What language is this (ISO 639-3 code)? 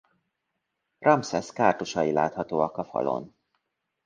hun